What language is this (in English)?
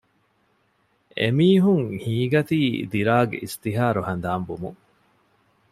Divehi